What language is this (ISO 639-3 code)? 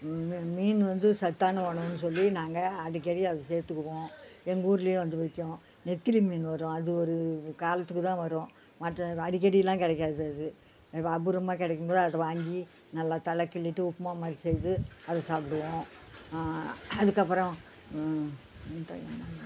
tam